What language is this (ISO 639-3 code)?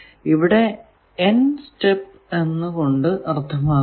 mal